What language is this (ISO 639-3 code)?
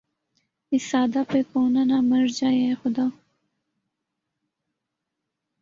urd